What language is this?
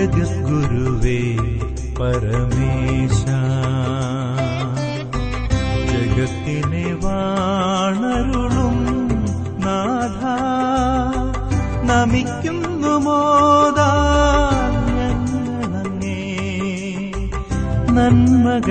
Malayalam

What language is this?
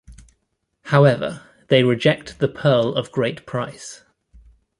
English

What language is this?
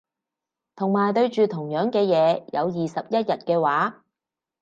Cantonese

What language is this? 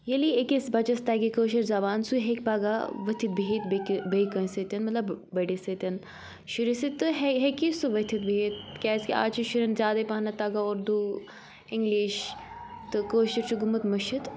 Kashmiri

